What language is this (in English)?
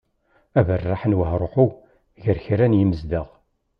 Kabyle